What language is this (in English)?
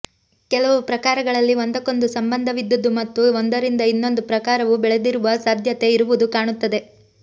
Kannada